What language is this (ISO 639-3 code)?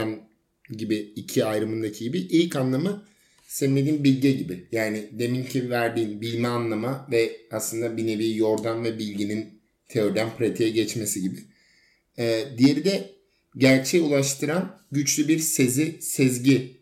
tur